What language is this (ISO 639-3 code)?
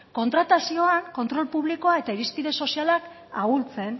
eus